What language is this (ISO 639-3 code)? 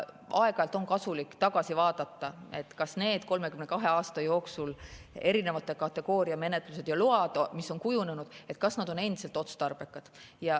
est